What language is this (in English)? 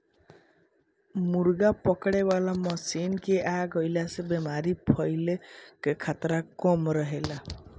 Bhojpuri